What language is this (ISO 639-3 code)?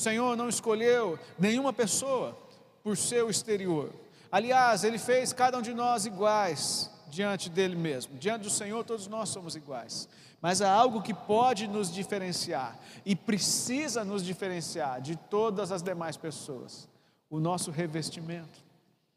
por